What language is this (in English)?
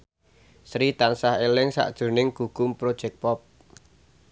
Javanese